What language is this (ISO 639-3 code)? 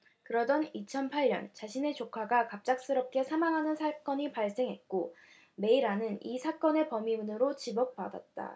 kor